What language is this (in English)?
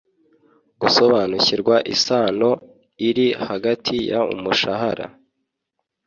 Kinyarwanda